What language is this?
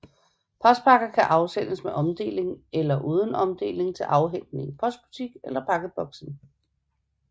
Danish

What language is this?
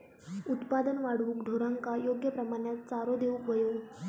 Marathi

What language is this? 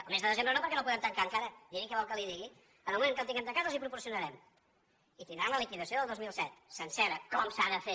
Catalan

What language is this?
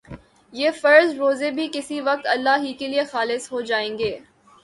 Urdu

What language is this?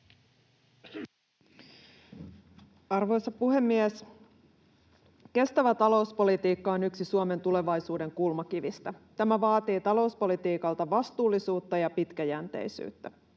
Finnish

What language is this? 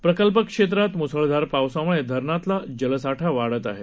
Marathi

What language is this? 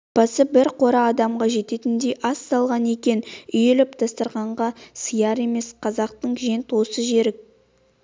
Kazakh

